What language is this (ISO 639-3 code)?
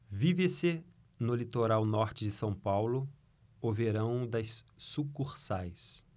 por